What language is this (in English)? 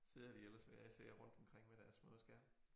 Danish